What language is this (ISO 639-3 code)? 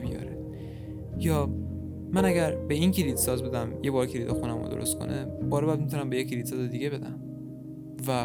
fas